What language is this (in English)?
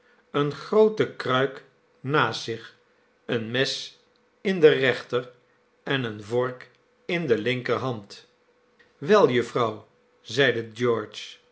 Dutch